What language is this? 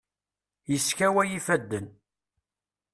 Kabyle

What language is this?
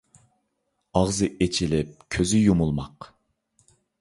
Uyghur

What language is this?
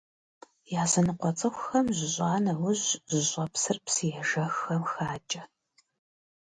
Kabardian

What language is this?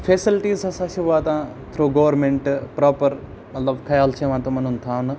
Kashmiri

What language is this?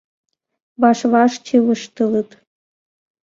Mari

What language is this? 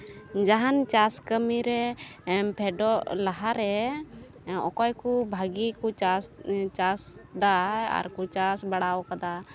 Santali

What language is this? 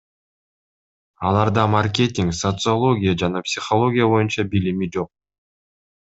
Kyrgyz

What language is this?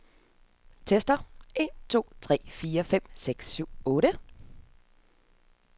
Danish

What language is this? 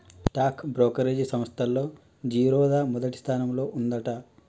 Telugu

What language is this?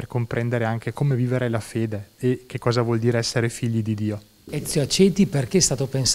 Italian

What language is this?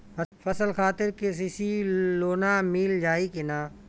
Bhojpuri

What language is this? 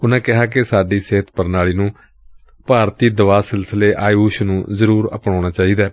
Punjabi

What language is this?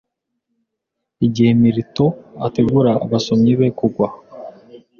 Kinyarwanda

